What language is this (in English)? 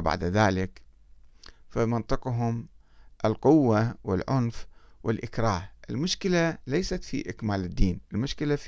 Arabic